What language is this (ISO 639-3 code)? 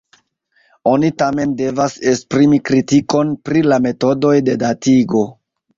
epo